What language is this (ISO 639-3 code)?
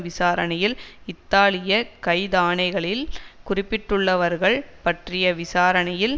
tam